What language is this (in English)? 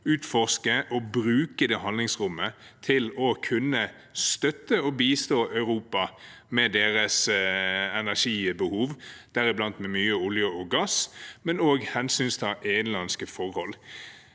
Norwegian